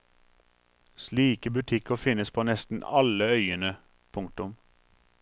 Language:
Norwegian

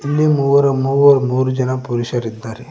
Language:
Kannada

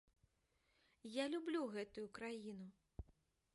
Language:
Belarusian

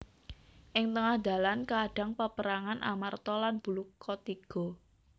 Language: Javanese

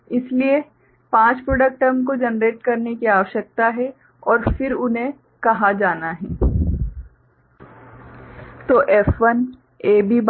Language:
Hindi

